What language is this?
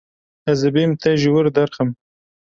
Kurdish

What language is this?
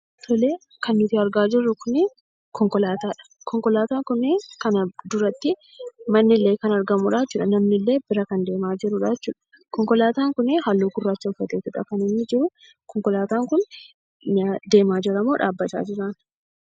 Oromo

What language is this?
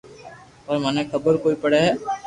Loarki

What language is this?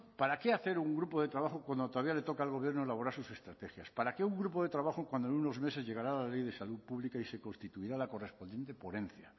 Spanish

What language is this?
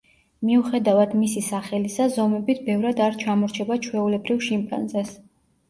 Georgian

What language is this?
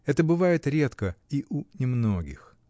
Russian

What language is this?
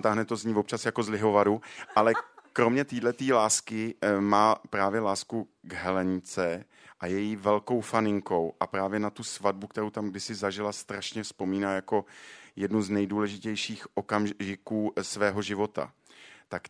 Czech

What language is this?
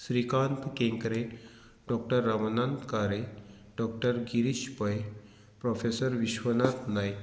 Konkani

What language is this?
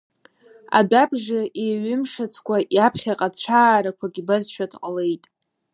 Abkhazian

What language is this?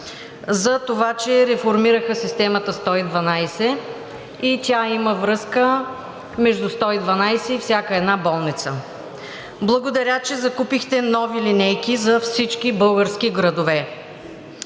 Bulgarian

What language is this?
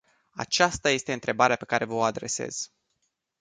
Romanian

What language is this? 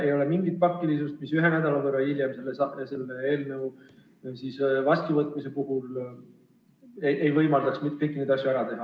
Estonian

